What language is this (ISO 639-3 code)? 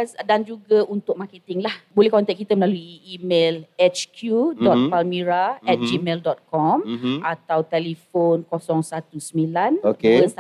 msa